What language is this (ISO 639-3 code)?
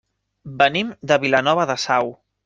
cat